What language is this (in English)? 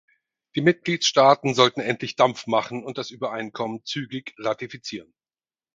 German